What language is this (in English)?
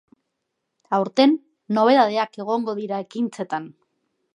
Basque